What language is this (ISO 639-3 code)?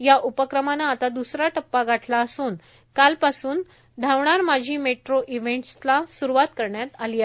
mar